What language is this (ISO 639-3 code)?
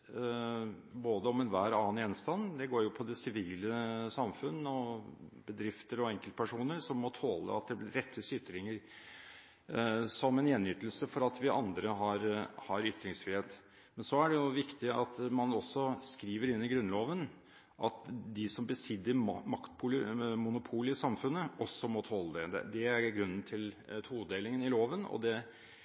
nob